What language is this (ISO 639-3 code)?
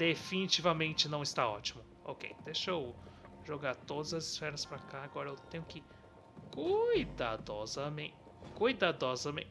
por